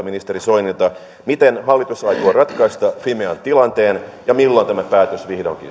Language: Finnish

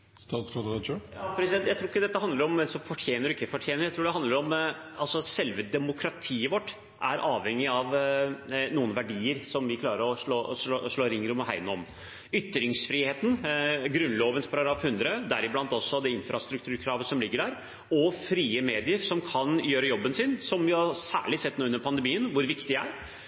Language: Norwegian Bokmål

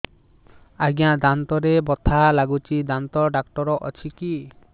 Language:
Odia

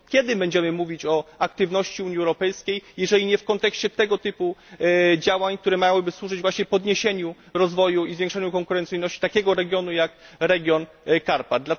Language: Polish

